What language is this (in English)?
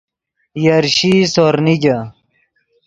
Yidgha